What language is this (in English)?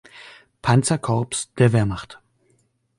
German